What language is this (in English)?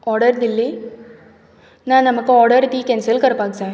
Konkani